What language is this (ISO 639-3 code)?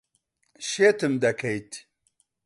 ckb